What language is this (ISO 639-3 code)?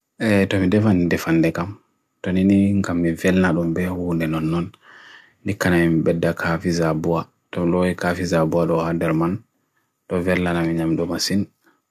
fui